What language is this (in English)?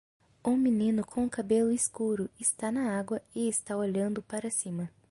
Portuguese